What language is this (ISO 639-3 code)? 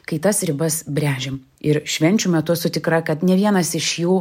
lit